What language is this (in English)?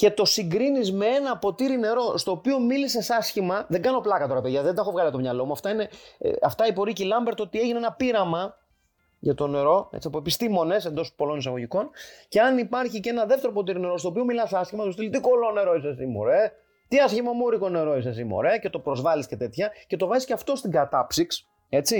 Greek